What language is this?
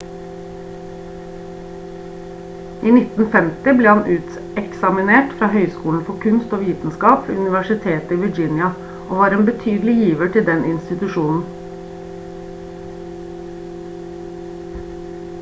Norwegian Bokmål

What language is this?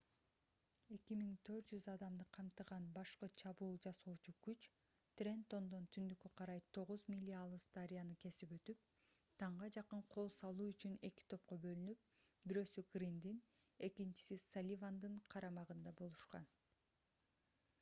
Kyrgyz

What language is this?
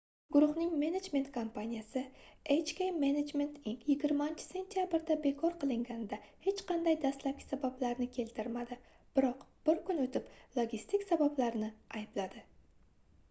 Uzbek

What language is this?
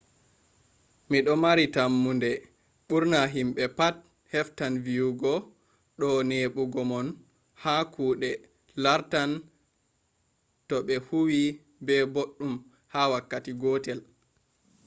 Fula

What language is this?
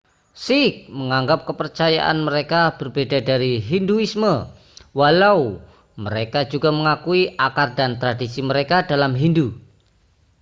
Indonesian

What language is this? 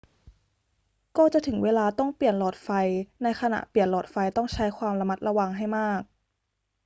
Thai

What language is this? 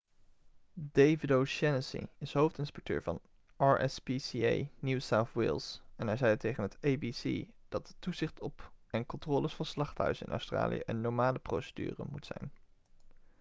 Dutch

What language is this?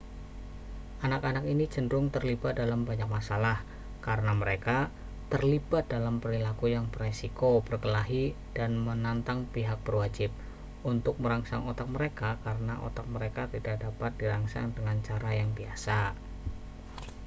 Indonesian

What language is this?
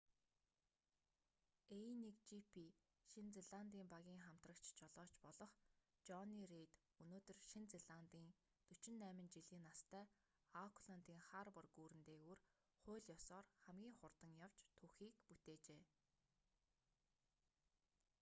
Mongolian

